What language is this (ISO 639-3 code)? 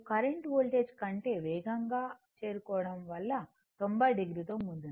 tel